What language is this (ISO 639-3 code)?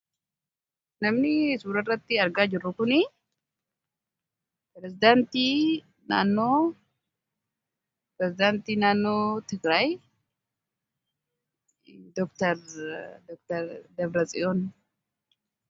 orm